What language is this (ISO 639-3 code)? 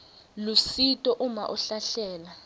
ssw